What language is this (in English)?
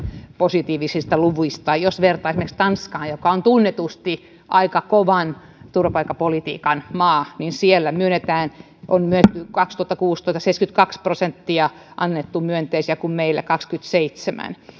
Finnish